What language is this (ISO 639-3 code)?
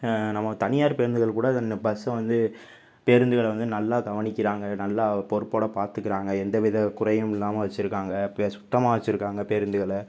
tam